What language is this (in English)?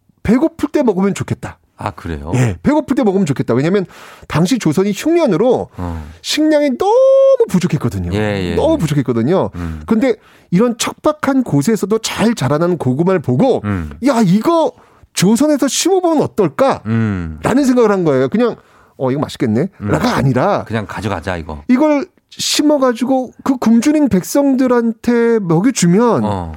Korean